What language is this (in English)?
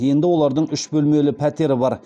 Kazakh